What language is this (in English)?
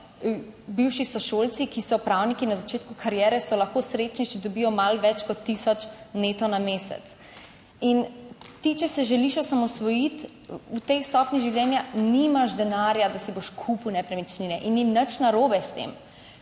Slovenian